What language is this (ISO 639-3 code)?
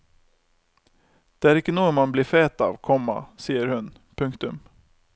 nor